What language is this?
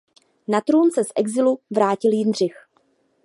Czech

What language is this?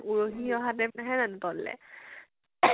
Assamese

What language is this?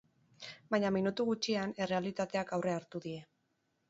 Basque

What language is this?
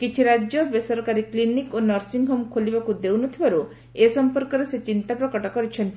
Odia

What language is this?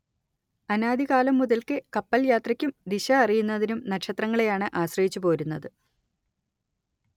Malayalam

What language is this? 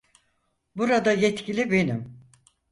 Turkish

